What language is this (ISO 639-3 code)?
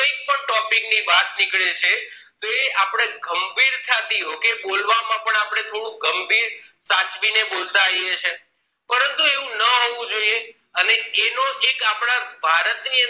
guj